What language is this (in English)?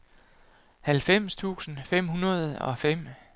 Danish